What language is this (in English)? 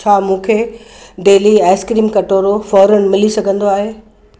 Sindhi